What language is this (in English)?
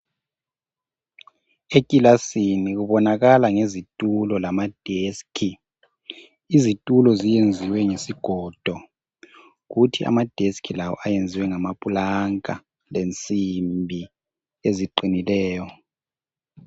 North Ndebele